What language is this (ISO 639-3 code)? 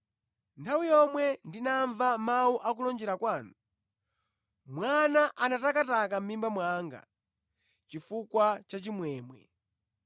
nya